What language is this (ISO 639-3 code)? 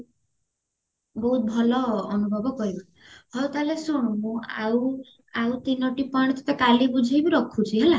ori